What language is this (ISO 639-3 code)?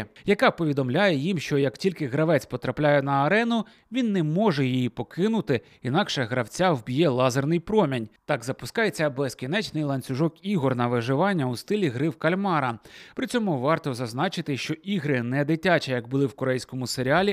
ukr